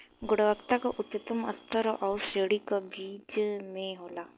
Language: Bhojpuri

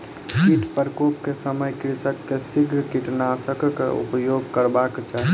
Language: Maithili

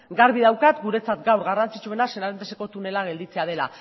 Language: Basque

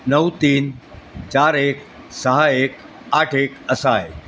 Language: Marathi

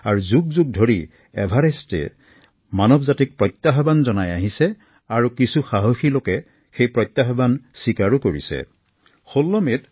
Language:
Assamese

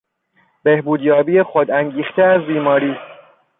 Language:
Persian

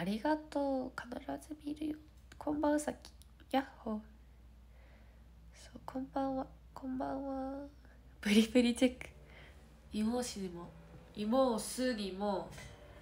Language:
Japanese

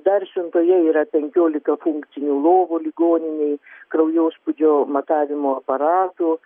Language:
Lithuanian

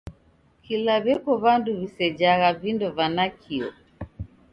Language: Taita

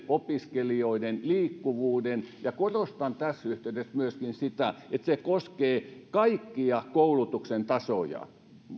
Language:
Finnish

